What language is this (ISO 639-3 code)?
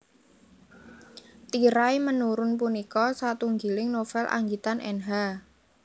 jav